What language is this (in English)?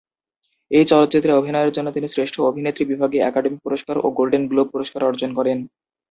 Bangla